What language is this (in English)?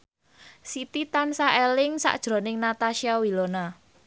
Javanese